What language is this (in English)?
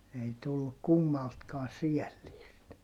Finnish